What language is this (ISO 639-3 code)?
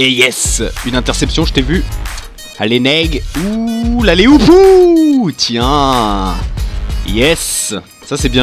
fra